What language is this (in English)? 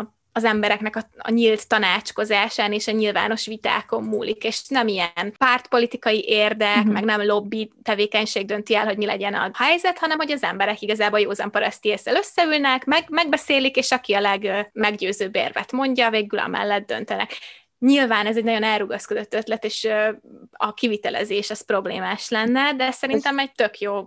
Hungarian